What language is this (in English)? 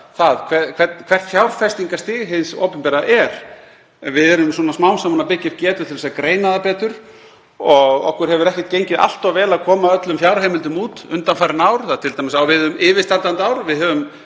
Icelandic